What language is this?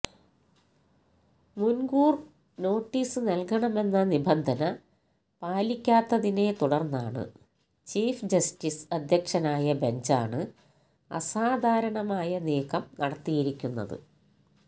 Malayalam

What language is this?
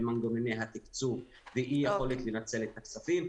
Hebrew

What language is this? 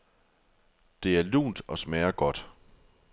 Danish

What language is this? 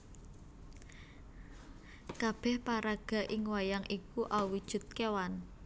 Javanese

